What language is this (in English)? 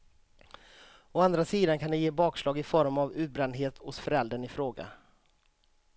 Swedish